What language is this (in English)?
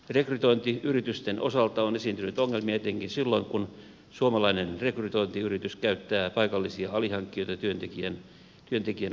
Finnish